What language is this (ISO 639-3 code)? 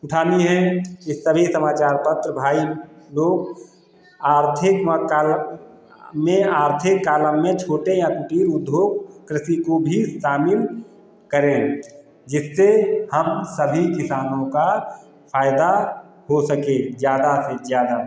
hin